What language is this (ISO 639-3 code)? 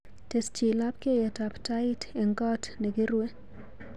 kln